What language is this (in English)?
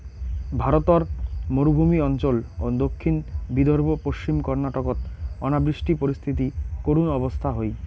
Bangla